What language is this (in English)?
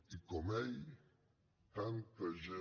Catalan